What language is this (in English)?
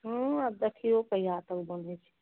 Maithili